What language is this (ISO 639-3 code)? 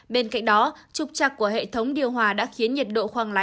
vie